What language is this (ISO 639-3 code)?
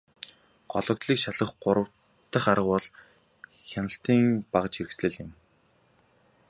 mon